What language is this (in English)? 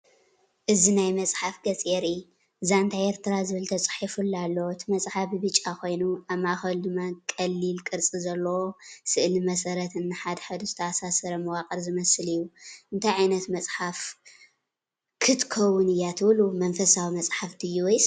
Tigrinya